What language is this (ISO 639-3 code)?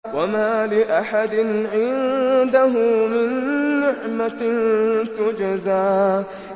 ara